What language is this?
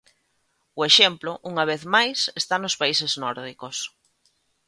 Galician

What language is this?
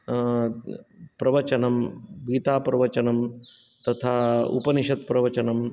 Sanskrit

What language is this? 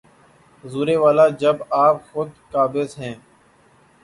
Urdu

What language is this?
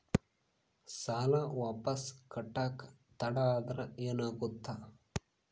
Kannada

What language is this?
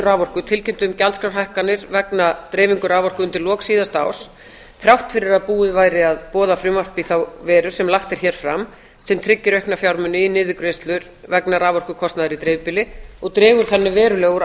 Icelandic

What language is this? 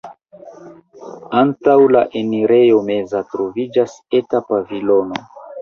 Esperanto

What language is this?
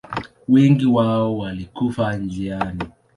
Swahili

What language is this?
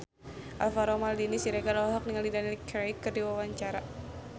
Sundanese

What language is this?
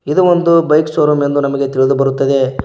Kannada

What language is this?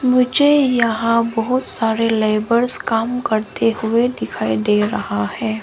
Hindi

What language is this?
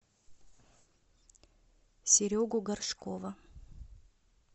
Russian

